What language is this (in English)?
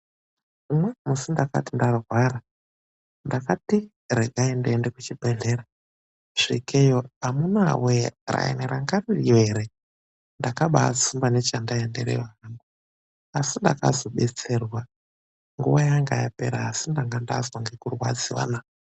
Ndau